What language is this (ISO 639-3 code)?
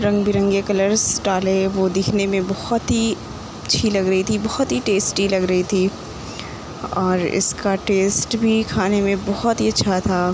urd